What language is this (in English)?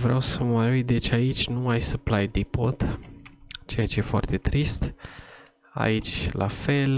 Romanian